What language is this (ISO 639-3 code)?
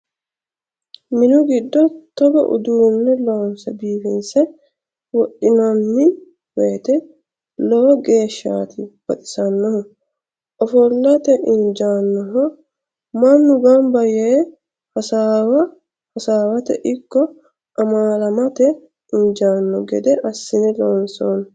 sid